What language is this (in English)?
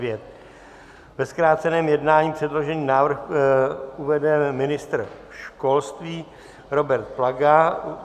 Czech